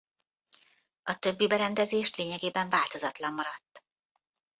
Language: Hungarian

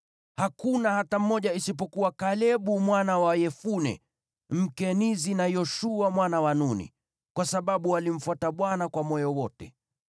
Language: Swahili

